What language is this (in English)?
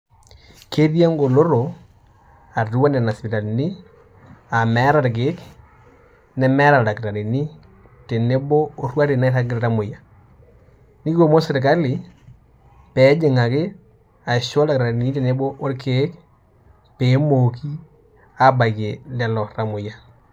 Masai